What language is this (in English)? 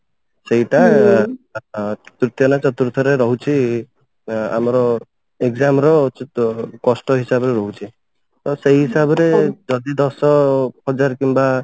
Odia